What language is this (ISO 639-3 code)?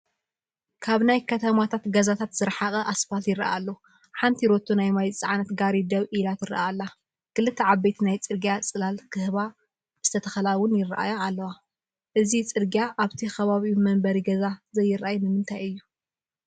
tir